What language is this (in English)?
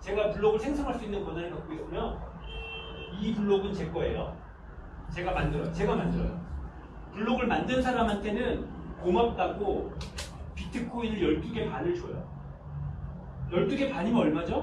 Korean